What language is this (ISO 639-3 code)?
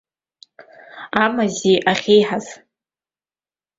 abk